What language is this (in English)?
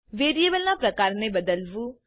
Gujarati